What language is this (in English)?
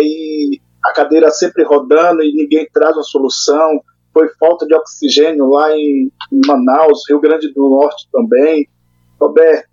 Portuguese